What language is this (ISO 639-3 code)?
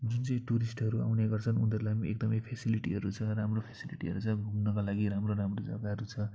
nep